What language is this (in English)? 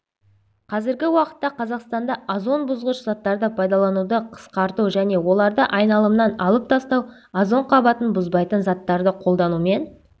Kazakh